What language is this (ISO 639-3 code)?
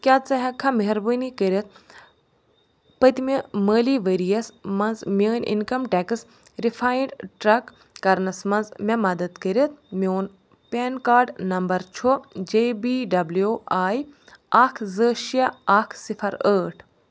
kas